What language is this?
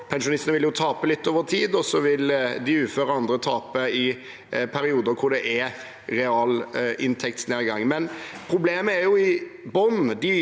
Norwegian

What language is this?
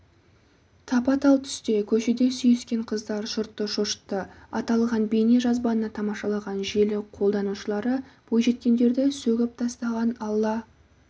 Kazakh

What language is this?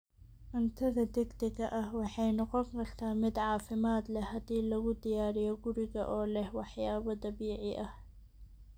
Somali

